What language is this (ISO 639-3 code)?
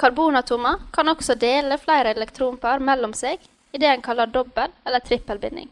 nor